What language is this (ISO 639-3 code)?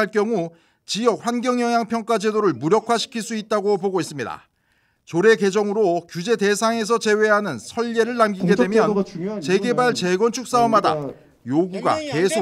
kor